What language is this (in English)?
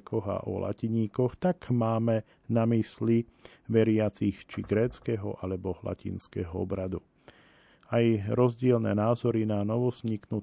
Slovak